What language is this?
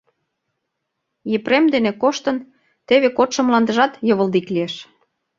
Mari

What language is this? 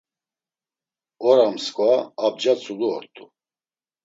Laz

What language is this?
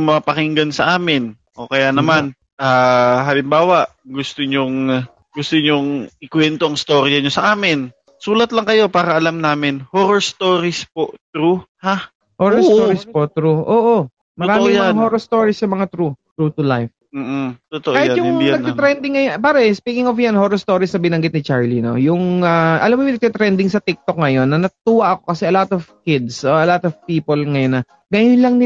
Filipino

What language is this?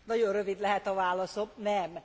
Hungarian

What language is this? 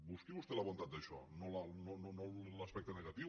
Catalan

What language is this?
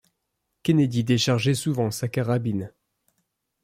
French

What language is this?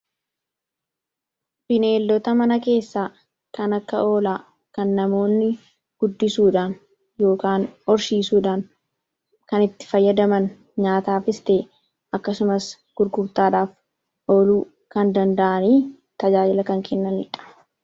Oromo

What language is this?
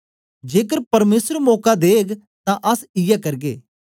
Dogri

